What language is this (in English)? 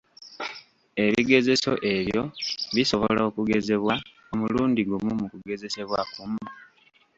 Ganda